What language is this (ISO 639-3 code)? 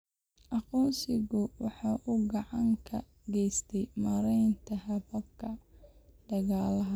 som